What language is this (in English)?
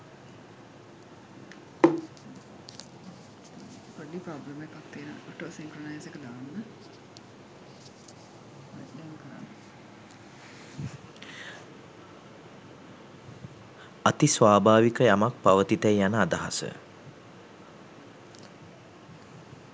Sinhala